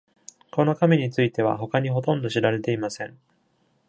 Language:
Japanese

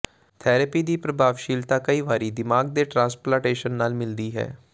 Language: Punjabi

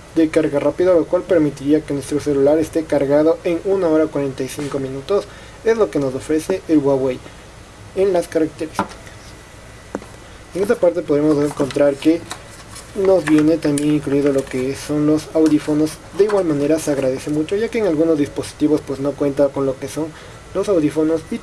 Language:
Spanish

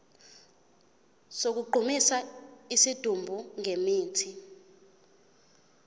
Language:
Zulu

